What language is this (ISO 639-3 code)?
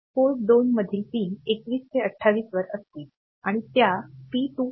mar